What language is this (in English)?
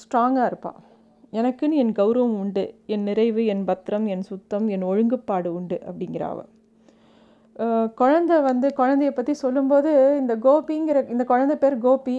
Tamil